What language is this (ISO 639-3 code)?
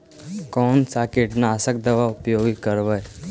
mag